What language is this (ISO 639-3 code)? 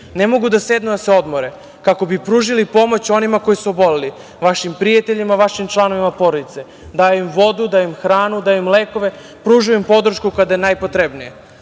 srp